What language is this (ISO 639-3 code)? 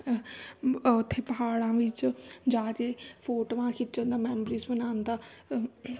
pan